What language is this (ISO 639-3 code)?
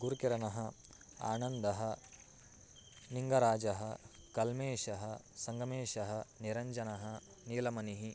san